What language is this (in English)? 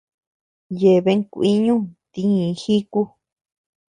Tepeuxila Cuicatec